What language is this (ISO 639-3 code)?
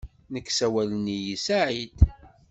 kab